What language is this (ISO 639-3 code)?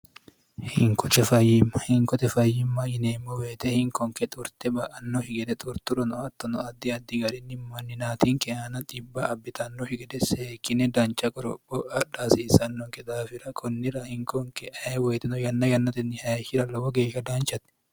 sid